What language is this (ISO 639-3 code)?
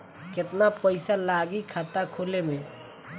bho